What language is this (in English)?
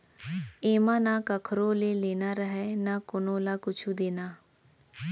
Chhattisgarhi